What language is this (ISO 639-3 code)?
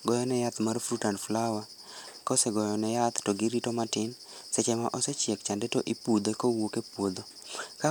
luo